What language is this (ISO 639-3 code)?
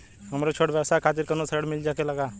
bho